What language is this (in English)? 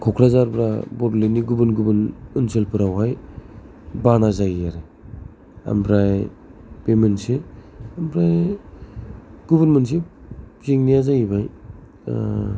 Bodo